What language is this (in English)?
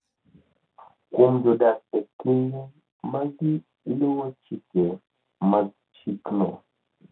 Luo (Kenya and Tanzania)